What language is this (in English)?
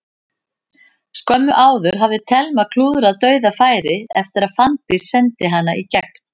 Icelandic